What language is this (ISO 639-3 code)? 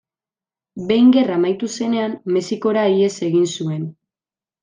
eus